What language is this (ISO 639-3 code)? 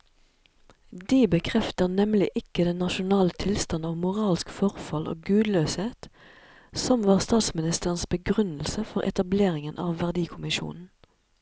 nor